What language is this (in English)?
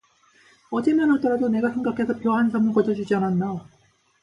Korean